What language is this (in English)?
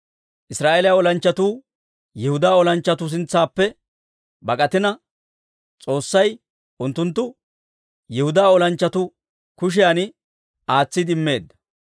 Dawro